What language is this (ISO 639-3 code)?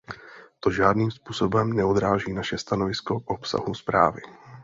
ces